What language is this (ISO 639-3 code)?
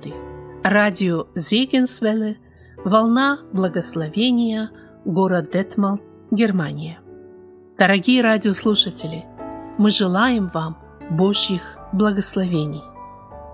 rus